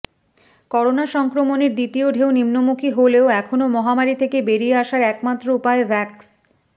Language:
Bangla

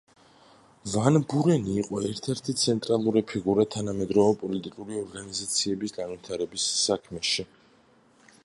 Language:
Georgian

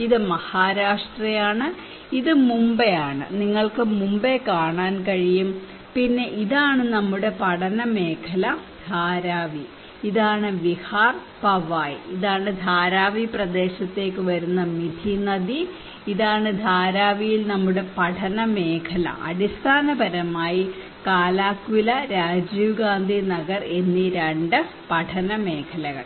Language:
Malayalam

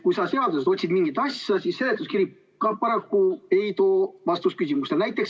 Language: Estonian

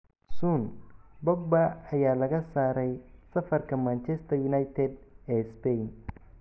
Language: Somali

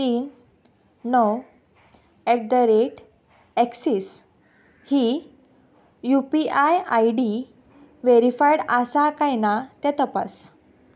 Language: Konkani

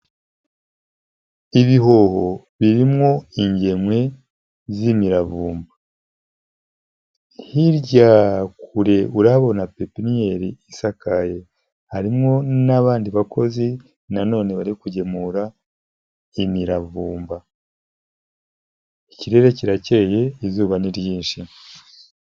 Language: Kinyarwanda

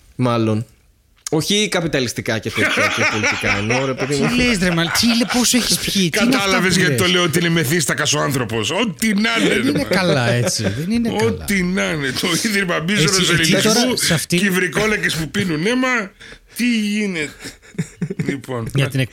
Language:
Greek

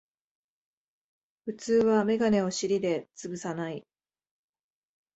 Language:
Japanese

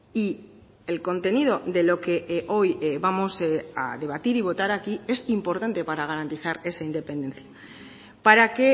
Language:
Spanish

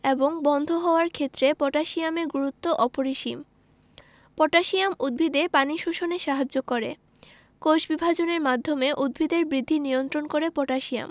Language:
Bangla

